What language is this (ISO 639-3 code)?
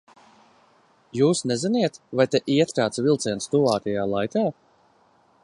lav